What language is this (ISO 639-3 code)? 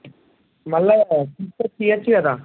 tel